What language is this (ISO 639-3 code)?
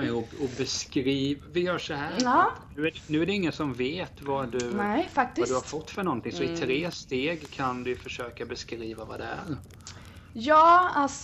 swe